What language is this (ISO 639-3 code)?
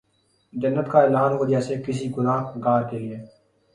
urd